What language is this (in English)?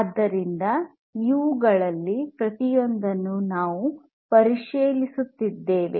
Kannada